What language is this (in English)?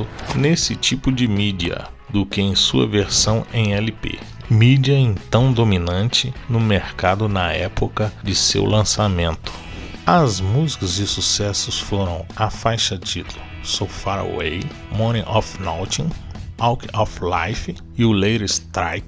Portuguese